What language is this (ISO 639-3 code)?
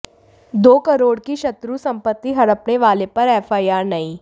hin